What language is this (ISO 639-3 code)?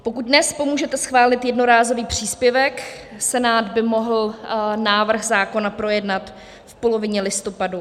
ces